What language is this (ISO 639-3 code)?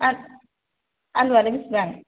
brx